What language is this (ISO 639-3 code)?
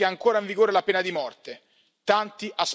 ita